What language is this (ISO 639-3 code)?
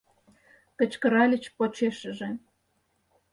chm